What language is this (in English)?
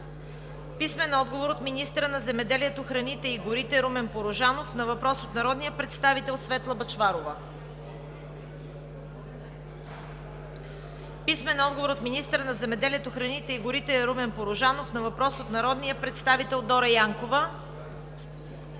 Bulgarian